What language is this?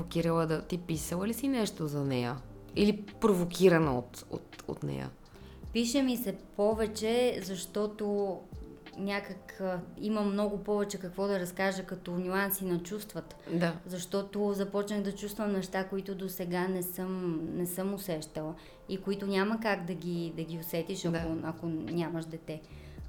Bulgarian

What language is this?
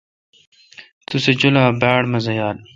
Kalkoti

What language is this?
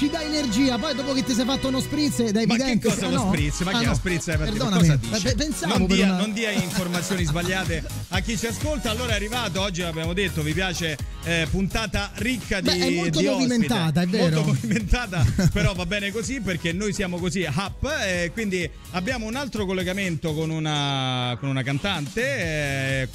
Italian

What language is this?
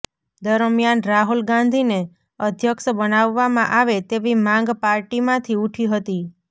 Gujarati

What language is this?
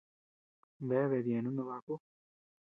Tepeuxila Cuicatec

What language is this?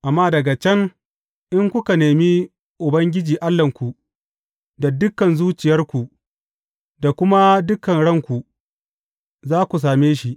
Hausa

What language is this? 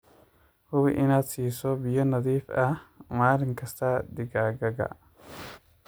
Somali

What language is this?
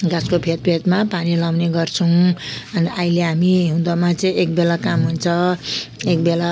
Nepali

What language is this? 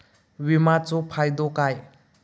Marathi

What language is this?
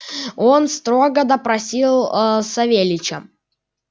Russian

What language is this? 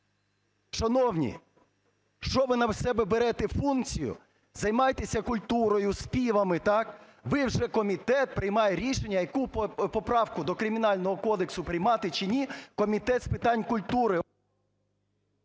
Ukrainian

